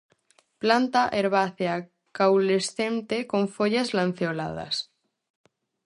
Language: Galician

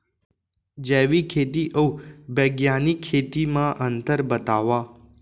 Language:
Chhattisgarhi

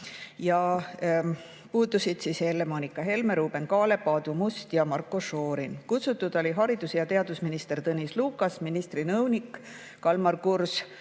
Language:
Estonian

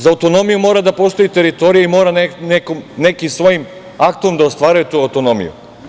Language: Serbian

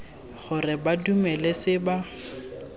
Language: Tswana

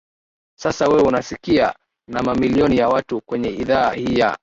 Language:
Swahili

